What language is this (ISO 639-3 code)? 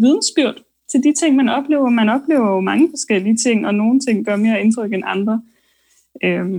dan